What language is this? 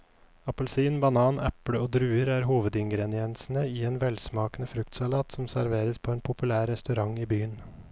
Norwegian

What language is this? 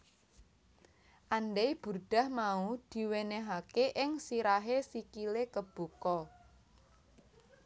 Javanese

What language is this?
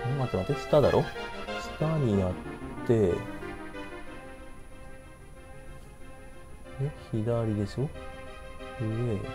Japanese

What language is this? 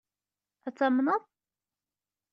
Kabyle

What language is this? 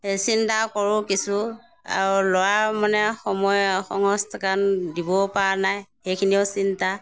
Assamese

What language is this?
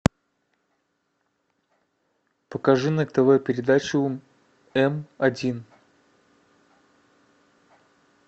Russian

